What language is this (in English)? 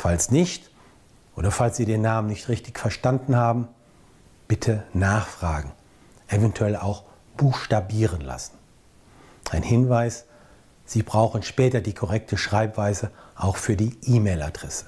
German